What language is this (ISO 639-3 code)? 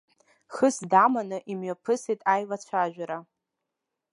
abk